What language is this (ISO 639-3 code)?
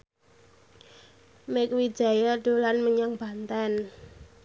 jav